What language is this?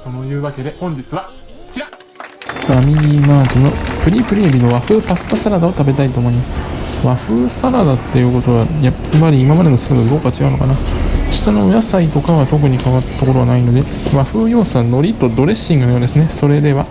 Japanese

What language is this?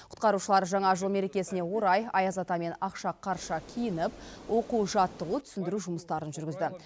Kazakh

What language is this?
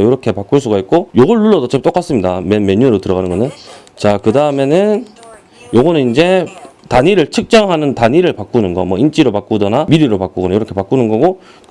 Korean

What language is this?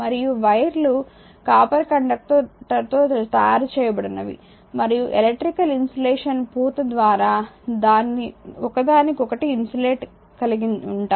Telugu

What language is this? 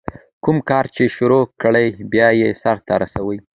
Pashto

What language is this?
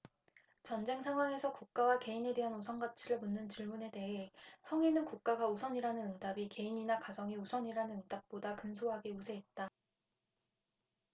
Korean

